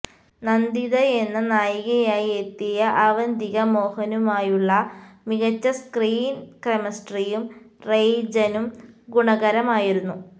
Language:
Malayalam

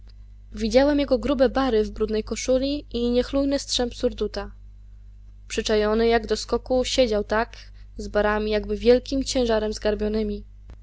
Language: Polish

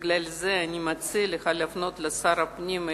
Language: Hebrew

